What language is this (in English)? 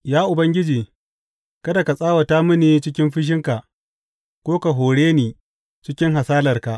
Hausa